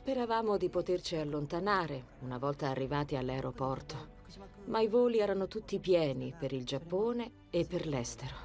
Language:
Italian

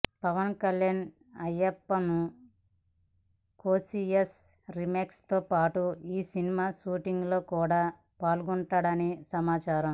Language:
Telugu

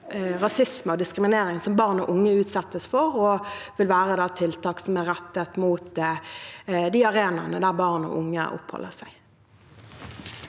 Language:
Norwegian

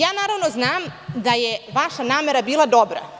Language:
Serbian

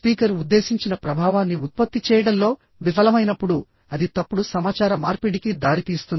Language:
Telugu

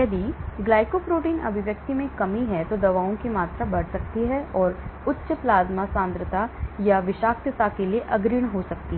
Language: Hindi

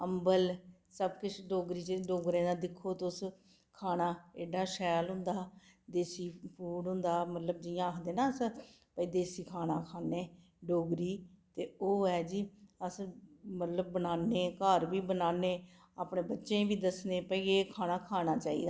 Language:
Dogri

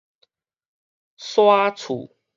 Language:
Min Nan Chinese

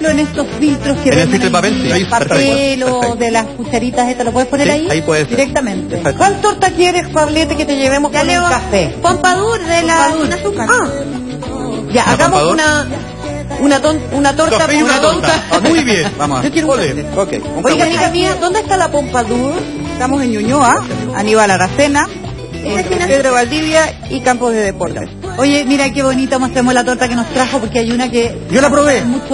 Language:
Spanish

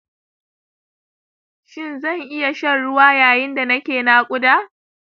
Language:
Hausa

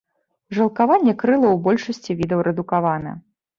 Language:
Belarusian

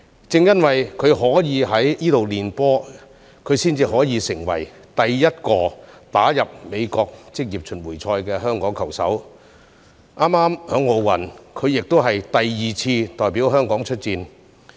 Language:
Cantonese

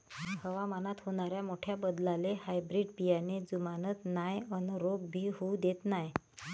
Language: Marathi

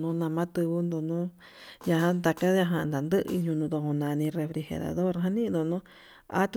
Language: Yutanduchi Mixtec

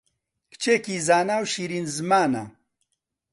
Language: Central Kurdish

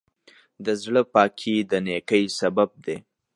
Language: Pashto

